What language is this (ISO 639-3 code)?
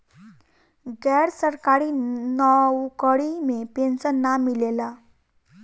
bho